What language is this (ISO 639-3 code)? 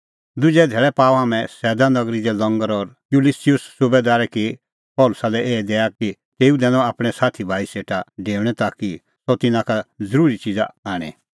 kfx